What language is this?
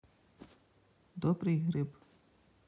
Russian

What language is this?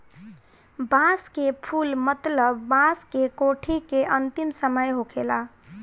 Bhojpuri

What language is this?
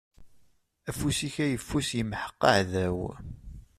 Kabyle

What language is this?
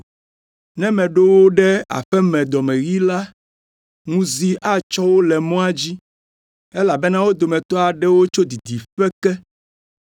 Ewe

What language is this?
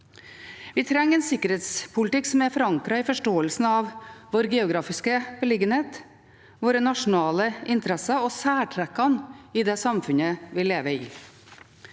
Norwegian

